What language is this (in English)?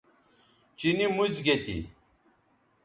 Bateri